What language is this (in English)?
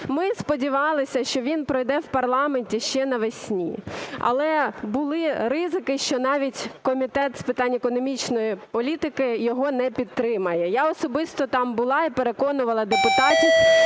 Ukrainian